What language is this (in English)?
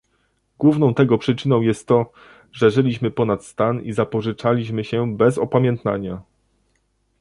Polish